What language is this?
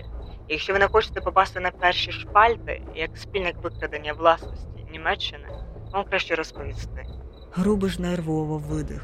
Ukrainian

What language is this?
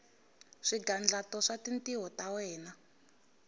Tsonga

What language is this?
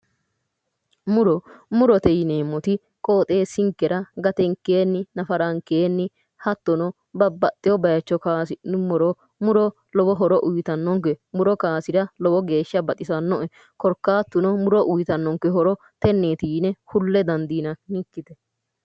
Sidamo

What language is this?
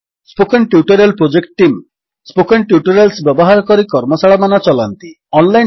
Odia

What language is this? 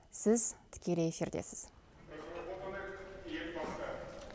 Kazakh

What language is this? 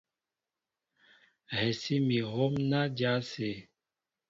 Mbo (Cameroon)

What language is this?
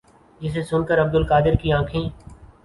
Urdu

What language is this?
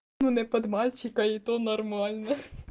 Russian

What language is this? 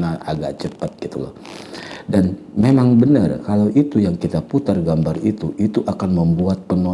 Indonesian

